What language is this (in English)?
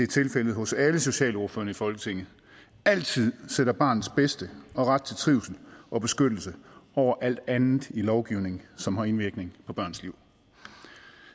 Danish